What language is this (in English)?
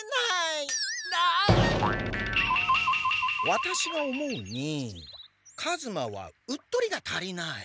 Japanese